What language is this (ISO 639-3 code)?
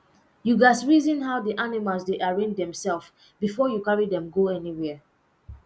pcm